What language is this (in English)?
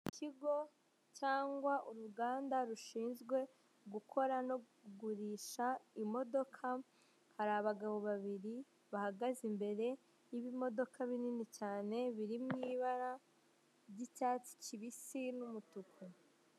Kinyarwanda